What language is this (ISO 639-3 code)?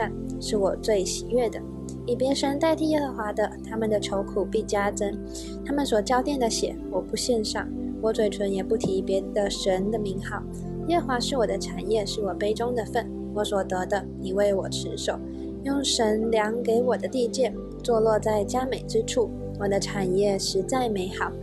zho